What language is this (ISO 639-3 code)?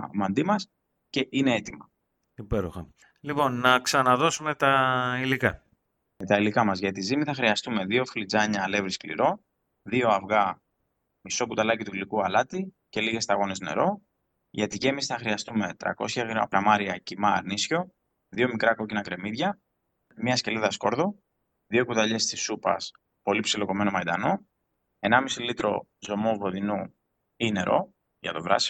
ell